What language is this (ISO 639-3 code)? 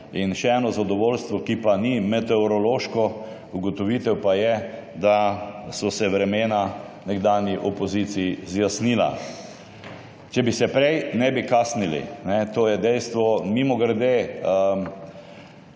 slv